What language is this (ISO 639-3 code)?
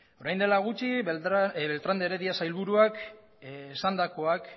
eus